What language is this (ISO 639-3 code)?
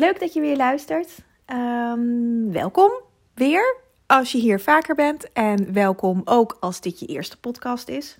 nld